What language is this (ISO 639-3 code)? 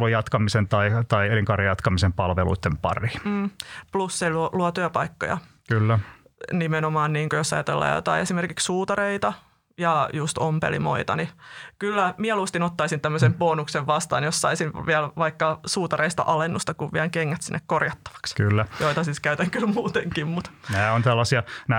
fin